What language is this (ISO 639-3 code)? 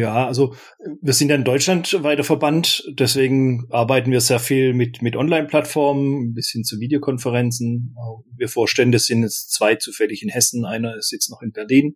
deu